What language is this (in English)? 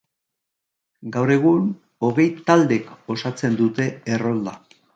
Basque